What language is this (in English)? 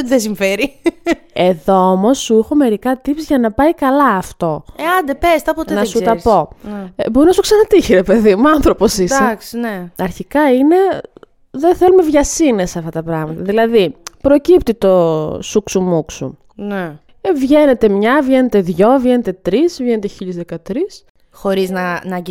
Greek